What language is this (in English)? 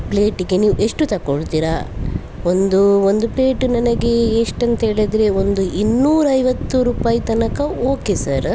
Kannada